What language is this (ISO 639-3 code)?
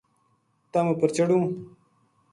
gju